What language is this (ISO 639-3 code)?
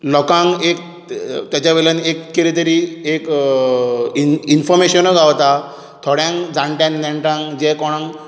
kok